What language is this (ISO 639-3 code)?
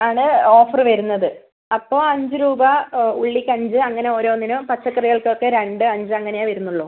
mal